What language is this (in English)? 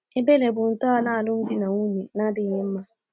Igbo